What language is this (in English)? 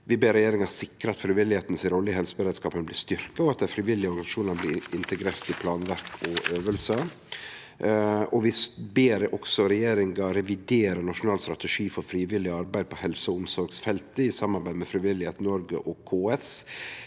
Norwegian